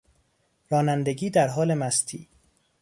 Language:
Persian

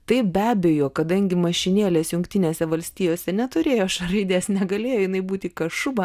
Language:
Lithuanian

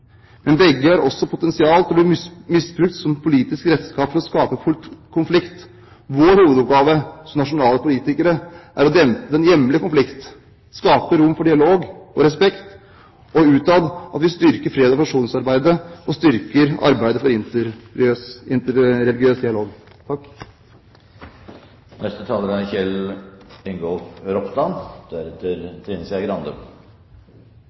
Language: Norwegian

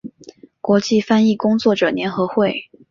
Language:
Chinese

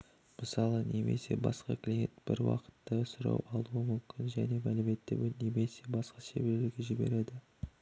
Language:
Kazakh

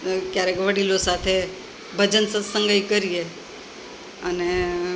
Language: Gujarati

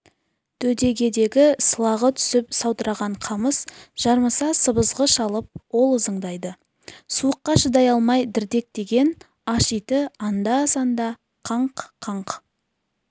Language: Kazakh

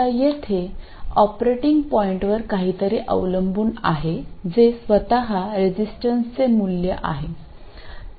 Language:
Marathi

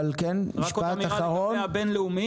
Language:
Hebrew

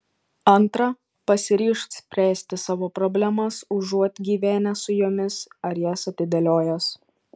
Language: Lithuanian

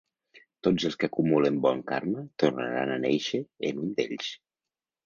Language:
Catalan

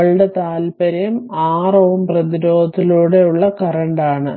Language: Malayalam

